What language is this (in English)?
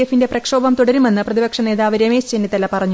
Malayalam